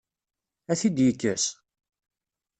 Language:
Kabyle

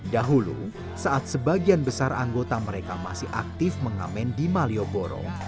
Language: Indonesian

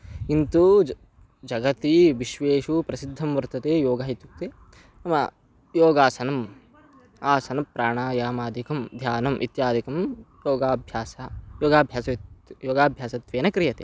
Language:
Sanskrit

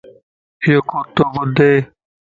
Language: Lasi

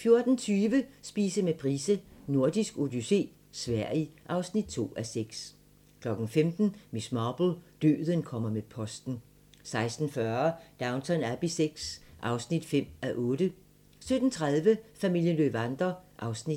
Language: Danish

